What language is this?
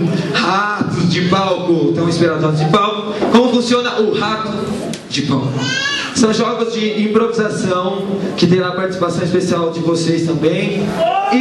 Portuguese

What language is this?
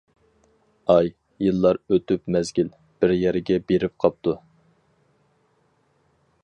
Uyghur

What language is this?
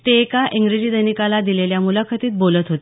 Marathi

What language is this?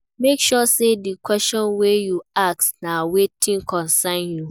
Nigerian Pidgin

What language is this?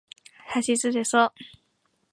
Yoruba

